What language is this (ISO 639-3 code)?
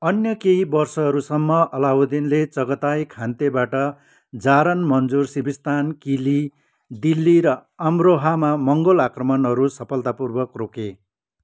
nep